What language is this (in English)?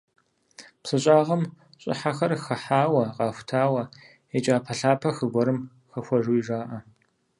Kabardian